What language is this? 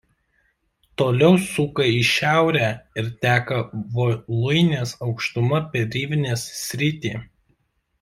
Lithuanian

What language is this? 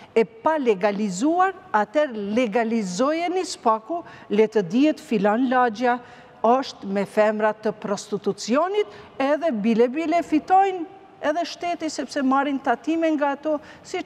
Romanian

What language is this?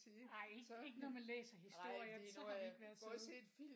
Danish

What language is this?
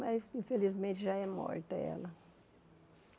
Portuguese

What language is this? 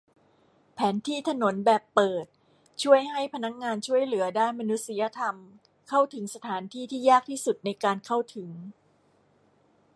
Thai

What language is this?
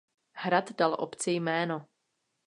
Czech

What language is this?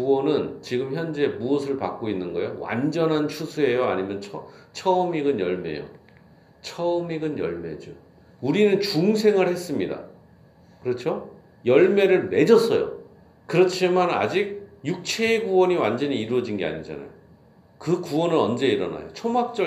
Korean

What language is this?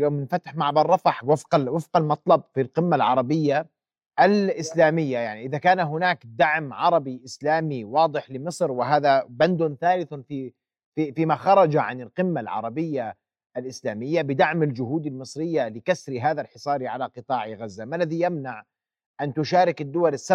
Arabic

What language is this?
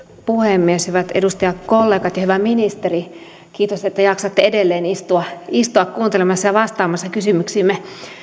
Finnish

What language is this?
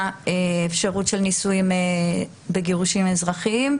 Hebrew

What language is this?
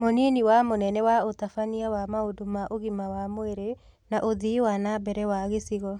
Kikuyu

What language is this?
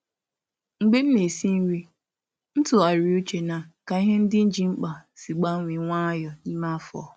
Igbo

